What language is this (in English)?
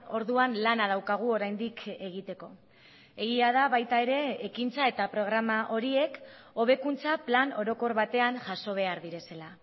Basque